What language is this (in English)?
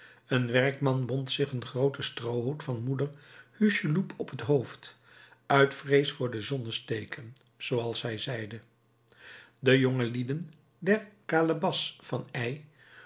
Dutch